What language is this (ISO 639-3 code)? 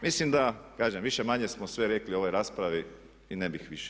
hrv